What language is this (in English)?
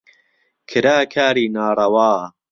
Central Kurdish